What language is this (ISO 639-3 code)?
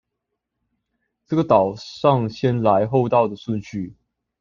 zho